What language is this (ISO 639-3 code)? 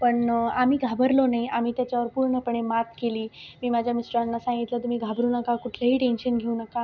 mar